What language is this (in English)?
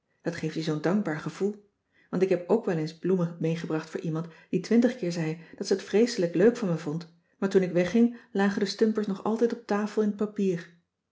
Dutch